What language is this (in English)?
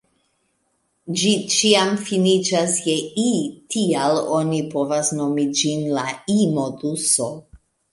Esperanto